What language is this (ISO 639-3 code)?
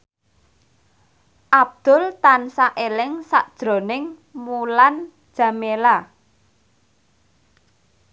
jav